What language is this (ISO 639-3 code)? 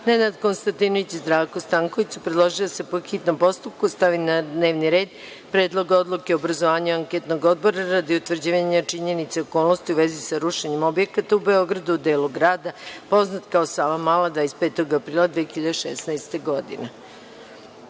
srp